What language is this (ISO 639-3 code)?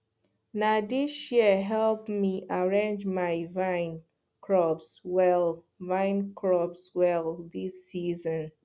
pcm